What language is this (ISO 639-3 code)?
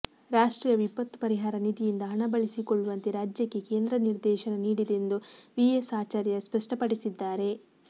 kan